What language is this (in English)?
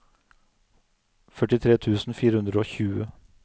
Norwegian